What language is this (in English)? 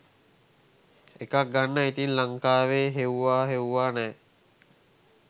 Sinhala